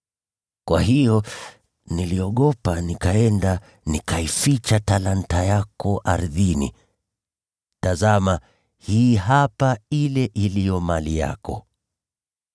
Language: Swahili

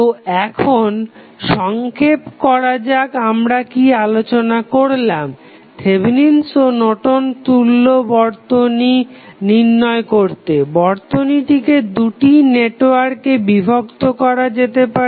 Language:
Bangla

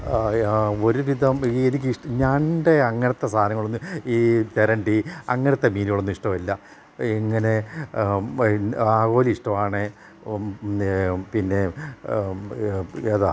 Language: Malayalam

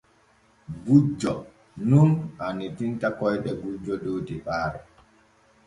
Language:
Borgu Fulfulde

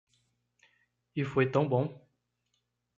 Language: Portuguese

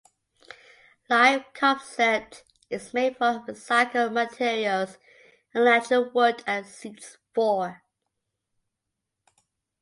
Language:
English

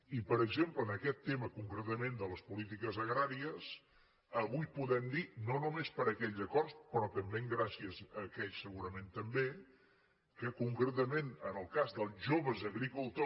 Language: Catalan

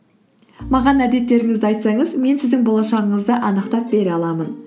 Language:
Kazakh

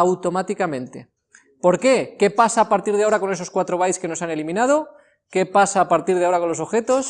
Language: Spanish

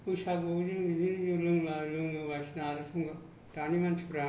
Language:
Bodo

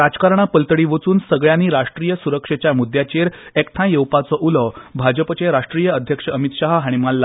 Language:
Konkani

